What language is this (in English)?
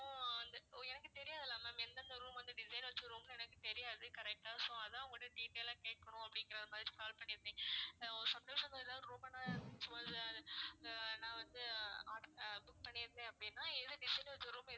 Tamil